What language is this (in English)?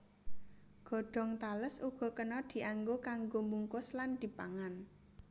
Javanese